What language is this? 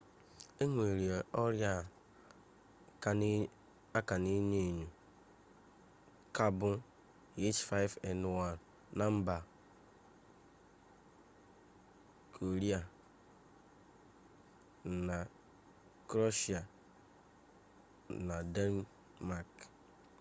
Igbo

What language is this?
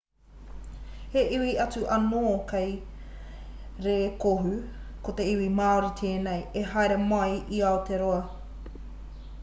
Māori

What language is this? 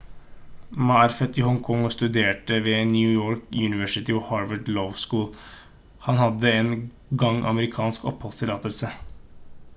Norwegian Bokmål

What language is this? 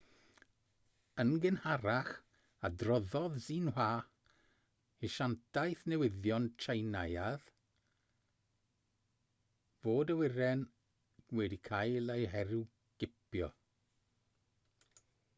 Welsh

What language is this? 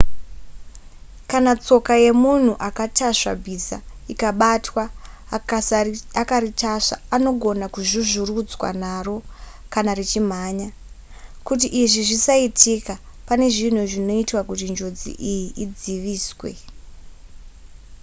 Shona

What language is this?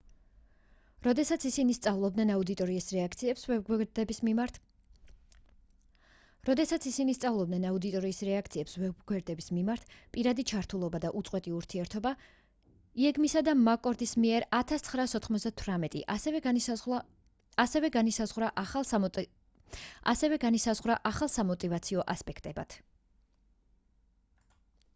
Georgian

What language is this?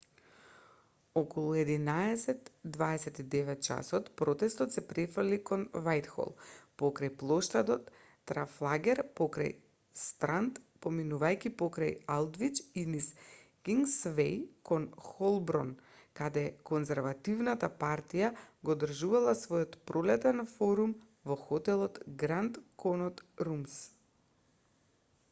Macedonian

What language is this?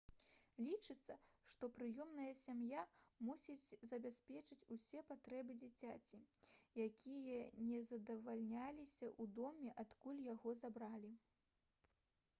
Belarusian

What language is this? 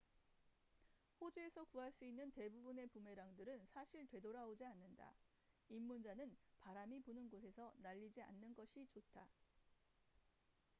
Korean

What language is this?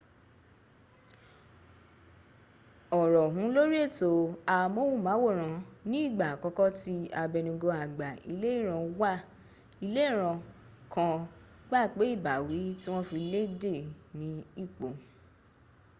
Yoruba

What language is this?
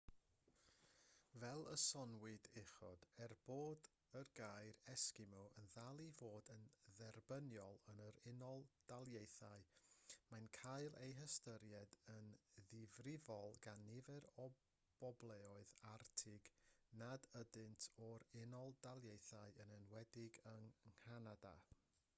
Welsh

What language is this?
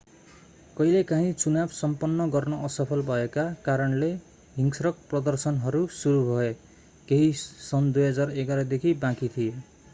Nepali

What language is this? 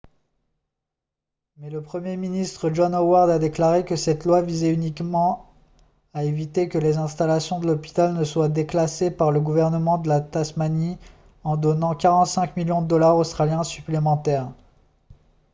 French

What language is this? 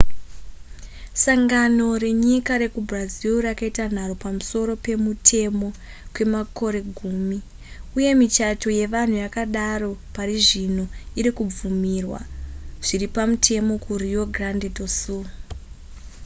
Shona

